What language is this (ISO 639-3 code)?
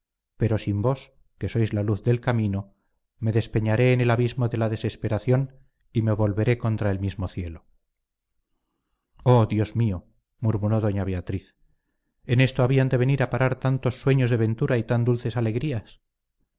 spa